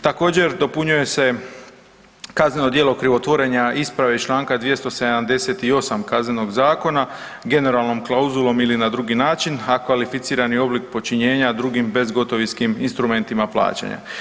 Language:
Croatian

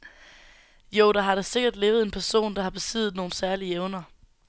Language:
Danish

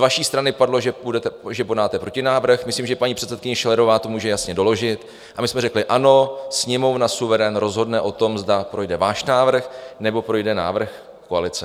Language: Czech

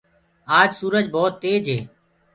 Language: Gurgula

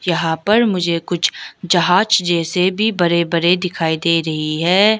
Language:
Hindi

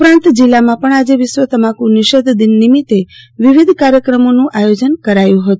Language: Gujarati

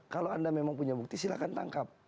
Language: Indonesian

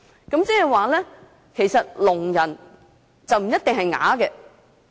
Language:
Cantonese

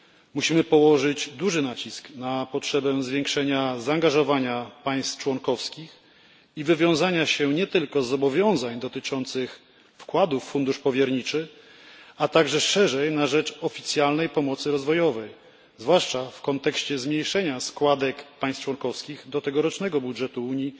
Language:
Polish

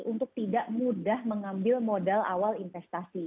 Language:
Indonesian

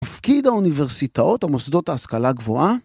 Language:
Hebrew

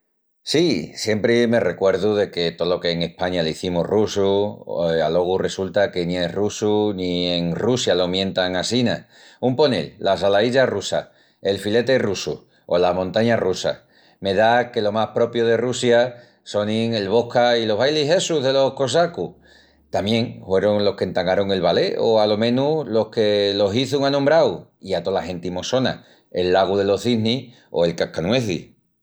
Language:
Extremaduran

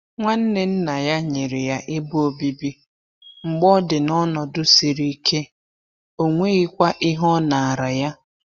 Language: Igbo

